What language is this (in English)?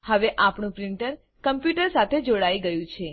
Gujarati